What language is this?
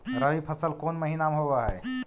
Magahi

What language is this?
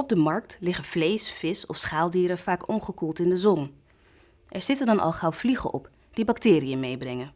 Dutch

